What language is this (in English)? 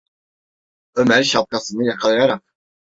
Turkish